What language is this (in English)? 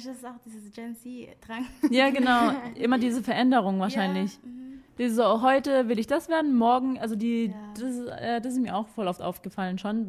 German